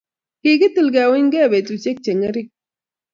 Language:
Kalenjin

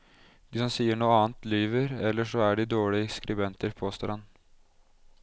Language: Norwegian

